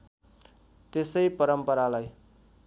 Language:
Nepali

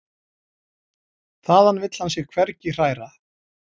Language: Icelandic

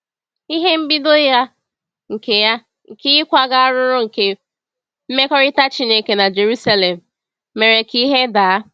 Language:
Igbo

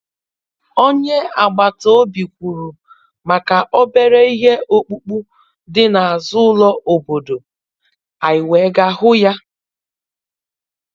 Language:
Igbo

